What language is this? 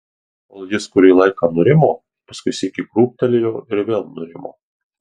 Lithuanian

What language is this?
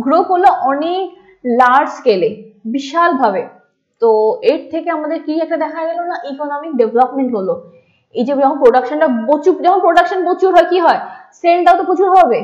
Bangla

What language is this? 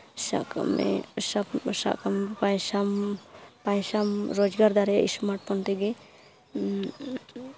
Santali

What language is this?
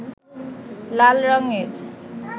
Bangla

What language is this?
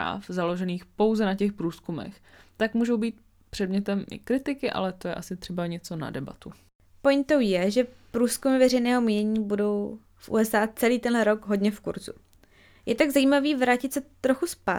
Czech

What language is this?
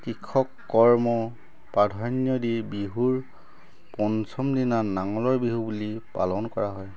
Assamese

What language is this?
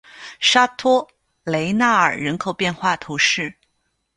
Chinese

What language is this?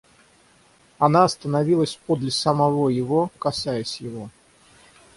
Russian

